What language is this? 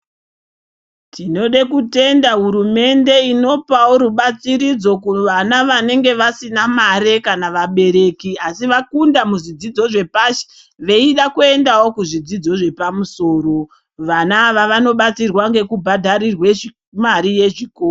Ndau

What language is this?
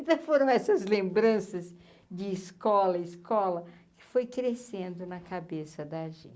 Portuguese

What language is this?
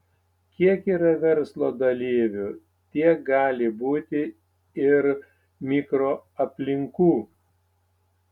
Lithuanian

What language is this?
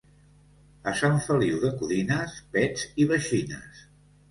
Catalan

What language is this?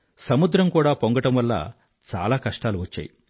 Telugu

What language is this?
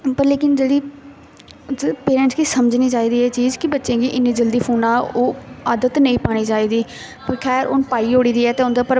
Dogri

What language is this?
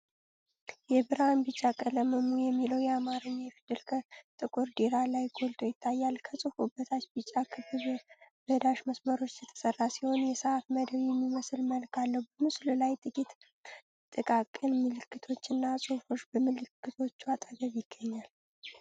Amharic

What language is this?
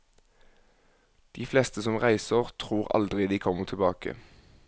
Norwegian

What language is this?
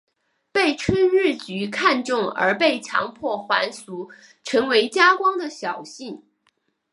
Chinese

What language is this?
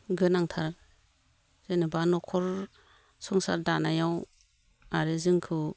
Bodo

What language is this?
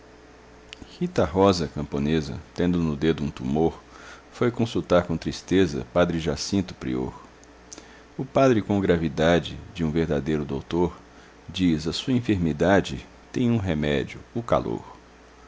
Portuguese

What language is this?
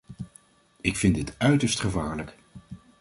Dutch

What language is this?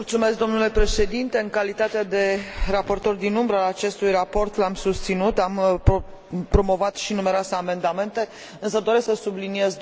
Romanian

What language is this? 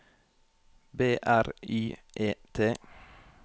Norwegian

